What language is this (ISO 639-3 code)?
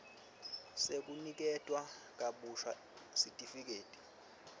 ssw